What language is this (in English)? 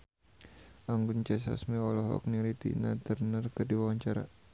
Sundanese